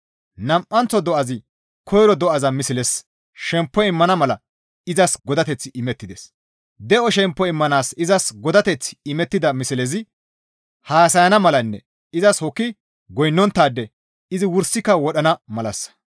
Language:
Gamo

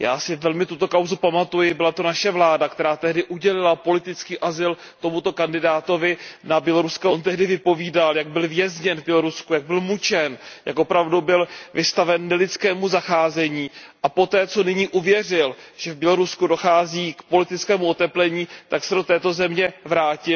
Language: Czech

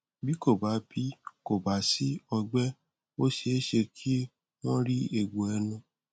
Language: Yoruba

